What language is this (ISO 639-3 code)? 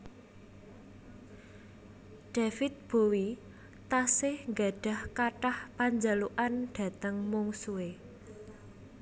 jav